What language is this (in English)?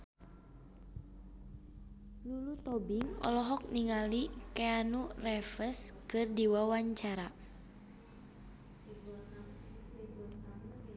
Sundanese